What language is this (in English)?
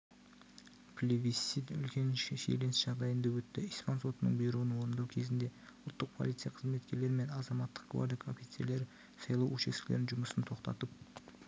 Kazakh